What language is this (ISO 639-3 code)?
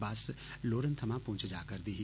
doi